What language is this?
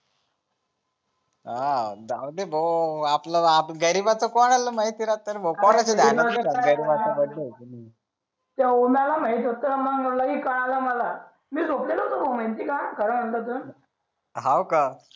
Marathi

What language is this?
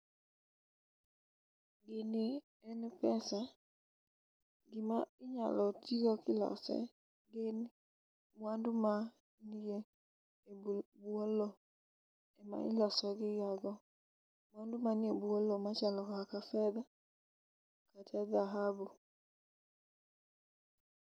Luo (Kenya and Tanzania)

